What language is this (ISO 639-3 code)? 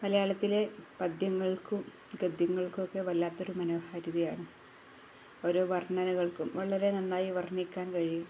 mal